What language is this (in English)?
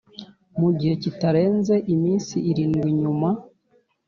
Kinyarwanda